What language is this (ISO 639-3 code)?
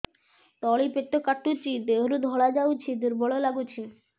ori